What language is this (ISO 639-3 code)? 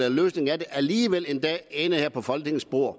dan